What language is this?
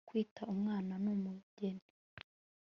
Kinyarwanda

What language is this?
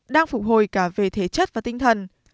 Vietnamese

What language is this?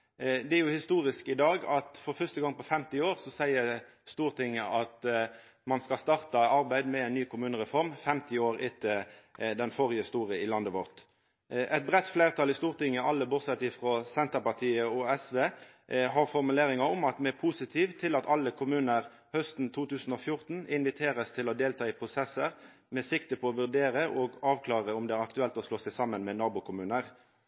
Norwegian Nynorsk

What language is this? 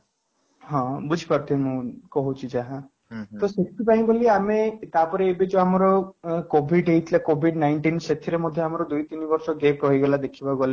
Odia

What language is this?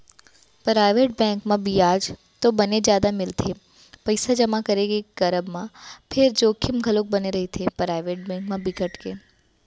Chhattisgarhi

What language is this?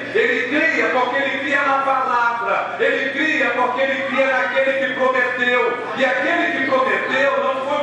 Portuguese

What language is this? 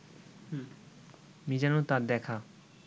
Bangla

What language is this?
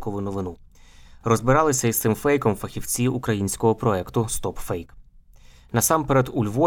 Ukrainian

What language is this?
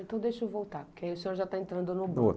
Portuguese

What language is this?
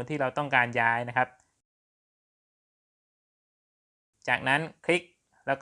Thai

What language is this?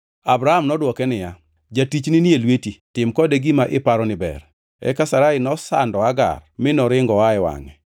Luo (Kenya and Tanzania)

